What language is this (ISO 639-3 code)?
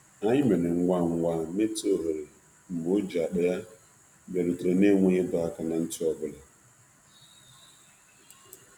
ibo